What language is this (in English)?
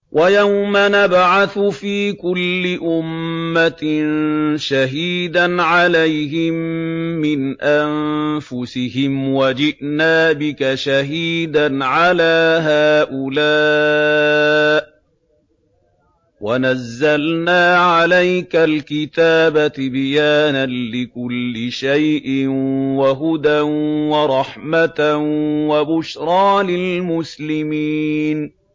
Arabic